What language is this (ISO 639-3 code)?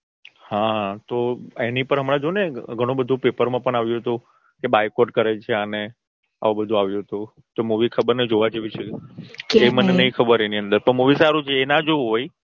guj